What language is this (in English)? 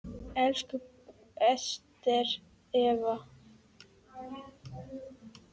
Icelandic